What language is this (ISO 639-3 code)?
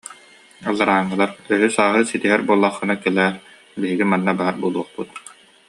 sah